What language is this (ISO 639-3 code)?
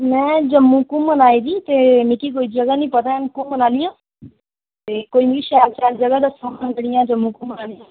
doi